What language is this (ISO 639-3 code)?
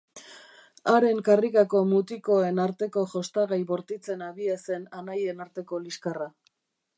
eus